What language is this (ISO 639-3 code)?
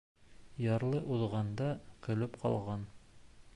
bak